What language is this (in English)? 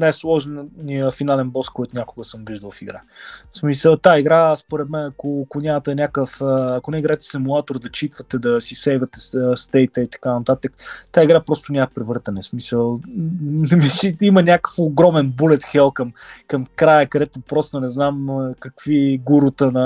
Bulgarian